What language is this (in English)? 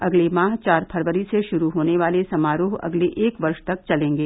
Hindi